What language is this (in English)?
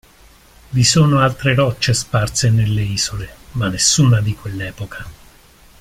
Italian